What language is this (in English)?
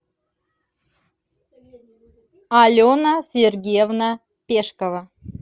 Russian